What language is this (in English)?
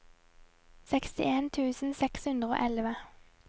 Norwegian